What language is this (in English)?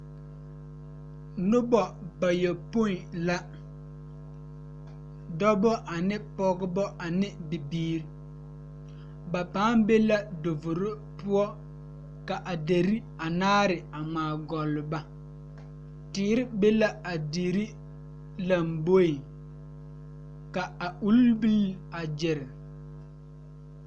Southern Dagaare